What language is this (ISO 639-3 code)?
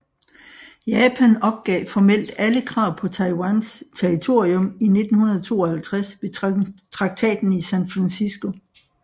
dan